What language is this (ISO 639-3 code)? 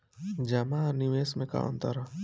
bho